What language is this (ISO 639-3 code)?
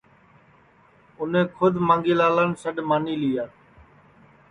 ssi